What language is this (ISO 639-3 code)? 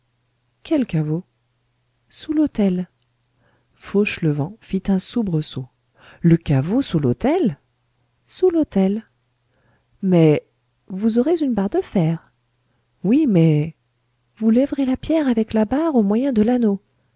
fra